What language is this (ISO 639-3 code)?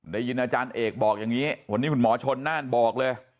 tha